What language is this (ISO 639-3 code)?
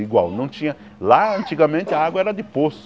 por